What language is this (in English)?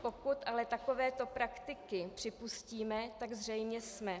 Czech